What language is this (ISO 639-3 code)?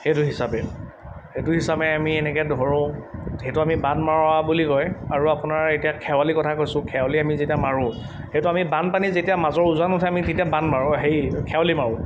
asm